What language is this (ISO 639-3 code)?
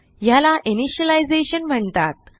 mar